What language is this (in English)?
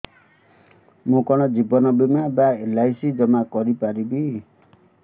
Odia